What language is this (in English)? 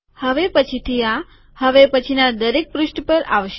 Gujarati